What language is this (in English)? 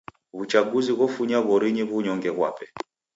Taita